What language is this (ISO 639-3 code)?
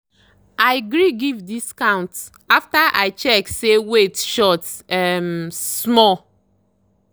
pcm